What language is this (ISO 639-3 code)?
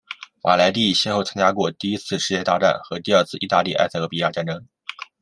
zho